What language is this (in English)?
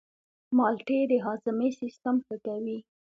Pashto